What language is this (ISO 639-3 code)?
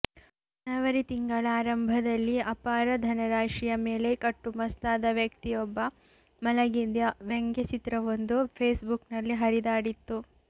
kan